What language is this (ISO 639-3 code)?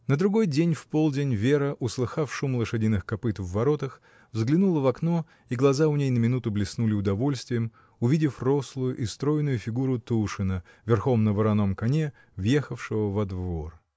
rus